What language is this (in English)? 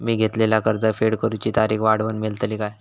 Marathi